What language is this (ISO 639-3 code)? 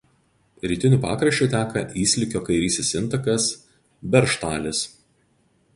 lit